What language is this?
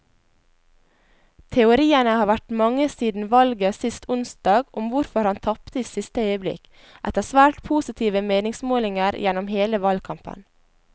Norwegian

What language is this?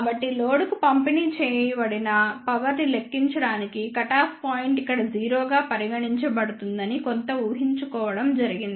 Telugu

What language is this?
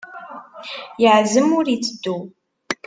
Kabyle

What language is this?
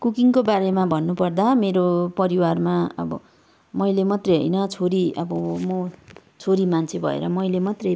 Nepali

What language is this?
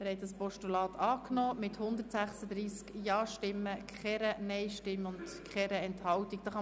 Swiss German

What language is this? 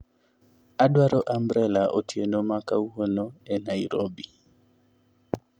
Luo (Kenya and Tanzania)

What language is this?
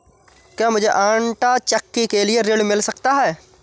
Hindi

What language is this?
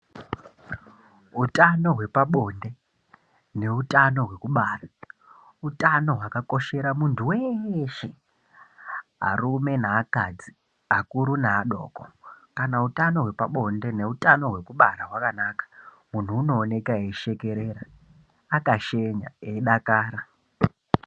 Ndau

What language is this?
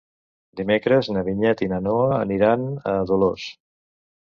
Catalan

